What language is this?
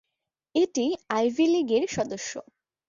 Bangla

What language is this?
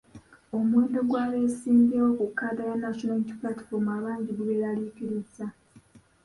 Ganda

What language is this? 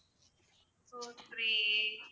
Tamil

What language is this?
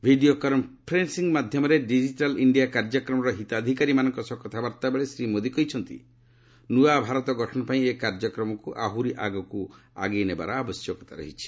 Odia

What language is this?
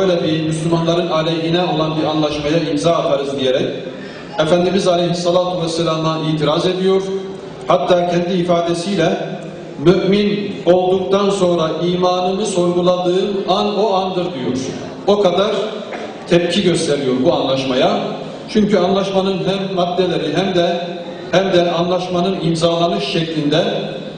Turkish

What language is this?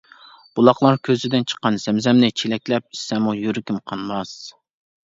Uyghur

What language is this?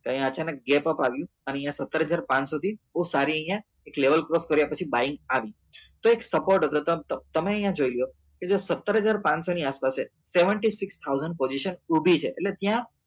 Gujarati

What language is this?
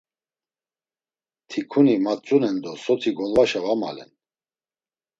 Laz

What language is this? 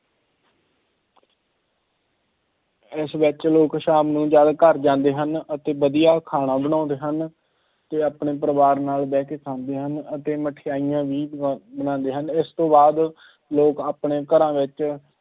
Punjabi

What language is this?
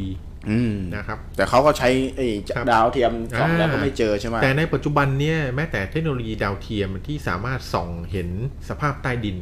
Thai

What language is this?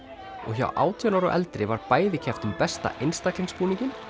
Icelandic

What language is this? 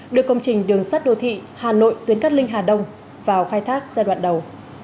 Vietnamese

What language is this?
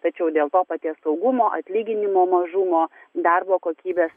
Lithuanian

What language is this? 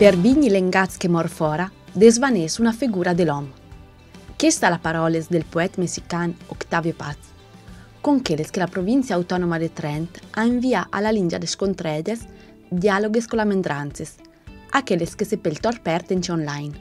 Italian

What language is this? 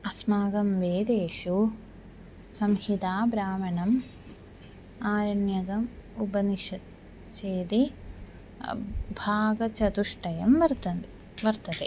Sanskrit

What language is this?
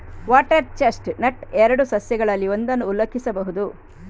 Kannada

